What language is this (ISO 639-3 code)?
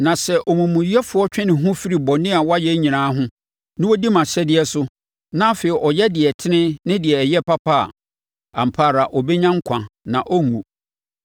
aka